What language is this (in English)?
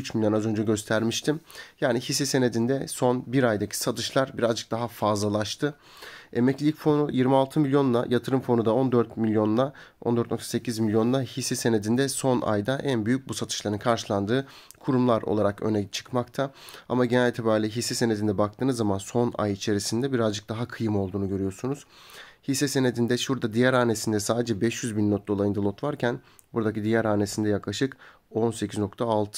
Turkish